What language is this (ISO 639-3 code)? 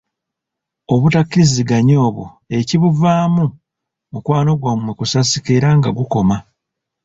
lug